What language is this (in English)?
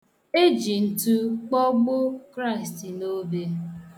Igbo